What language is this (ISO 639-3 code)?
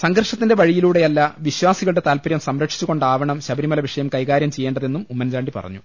mal